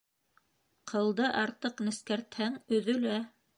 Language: Bashkir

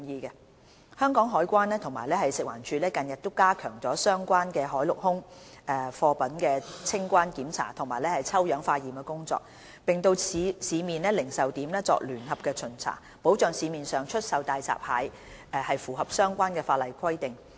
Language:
Cantonese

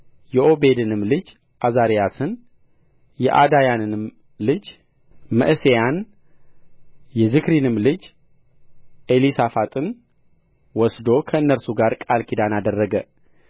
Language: Amharic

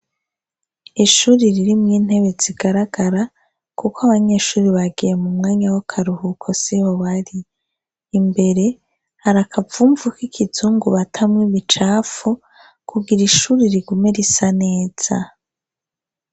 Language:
Rundi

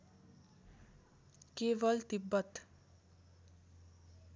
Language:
Nepali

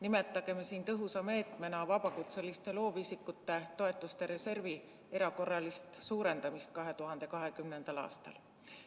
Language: Estonian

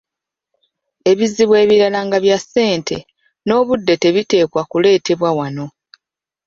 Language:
Ganda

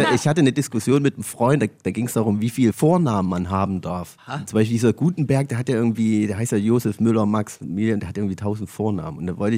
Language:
German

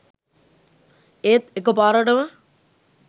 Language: Sinhala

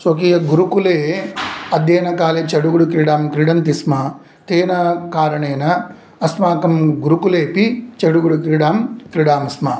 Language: Sanskrit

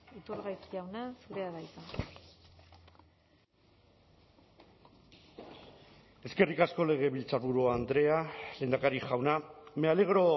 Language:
Basque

